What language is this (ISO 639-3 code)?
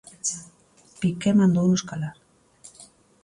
glg